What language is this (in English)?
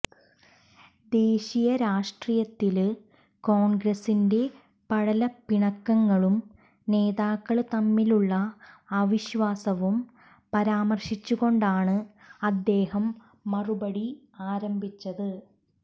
Malayalam